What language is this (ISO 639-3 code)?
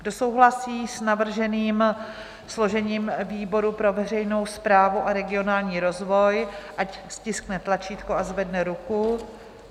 ces